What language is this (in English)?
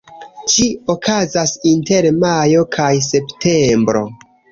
Esperanto